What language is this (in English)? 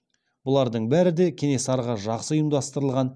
Kazakh